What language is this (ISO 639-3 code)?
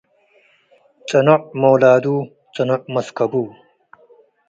tig